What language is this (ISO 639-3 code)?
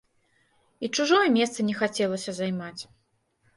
bel